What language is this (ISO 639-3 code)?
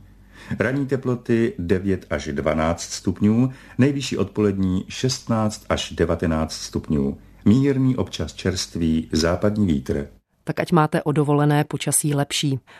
ces